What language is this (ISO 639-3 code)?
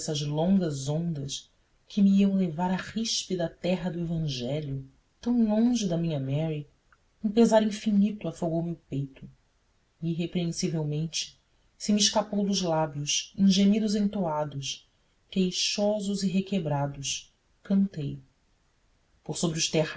por